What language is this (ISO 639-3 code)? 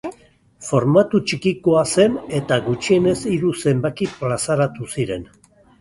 eus